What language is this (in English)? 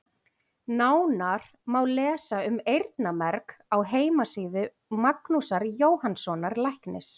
Icelandic